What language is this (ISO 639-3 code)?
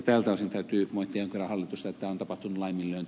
fin